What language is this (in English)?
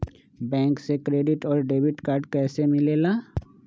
Magahi